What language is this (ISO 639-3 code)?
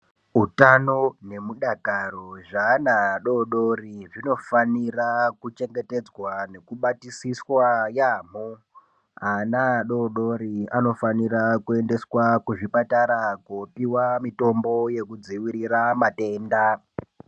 ndc